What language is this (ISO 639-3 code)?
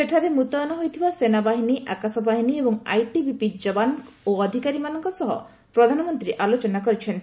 ori